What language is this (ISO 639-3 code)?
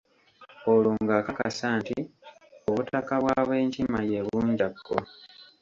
lug